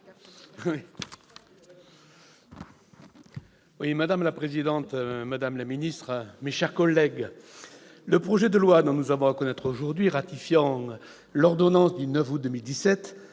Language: French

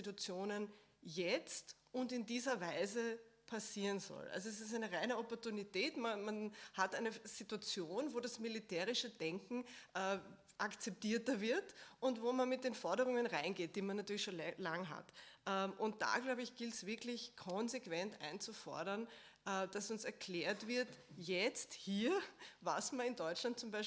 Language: German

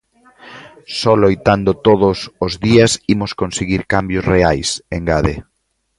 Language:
Galician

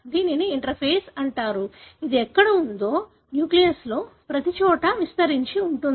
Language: Telugu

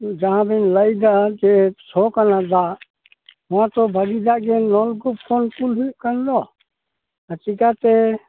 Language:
Santali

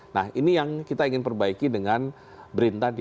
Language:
Indonesian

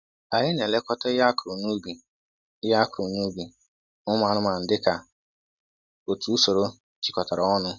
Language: Igbo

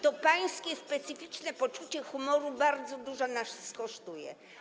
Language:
Polish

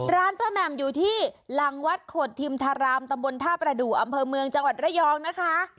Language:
Thai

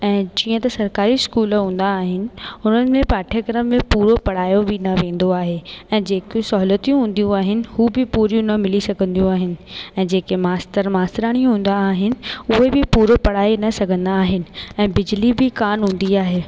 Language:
Sindhi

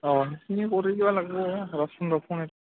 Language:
Assamese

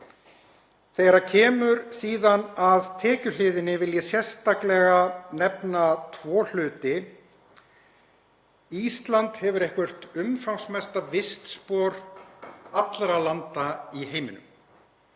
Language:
Icelandic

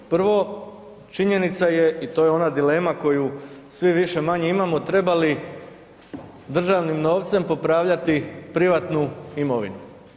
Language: Croatian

